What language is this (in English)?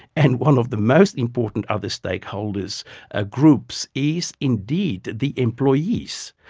English